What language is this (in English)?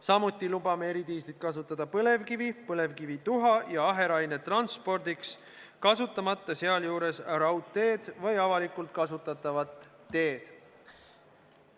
Estonian